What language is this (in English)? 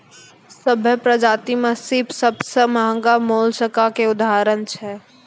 Maithili